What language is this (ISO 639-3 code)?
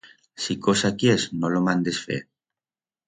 arg